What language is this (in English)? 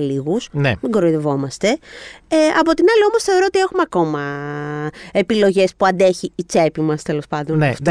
Greek